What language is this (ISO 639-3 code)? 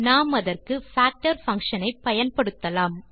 tam